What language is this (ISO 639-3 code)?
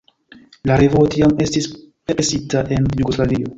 epo